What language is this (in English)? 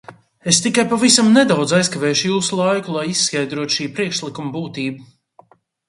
Latvian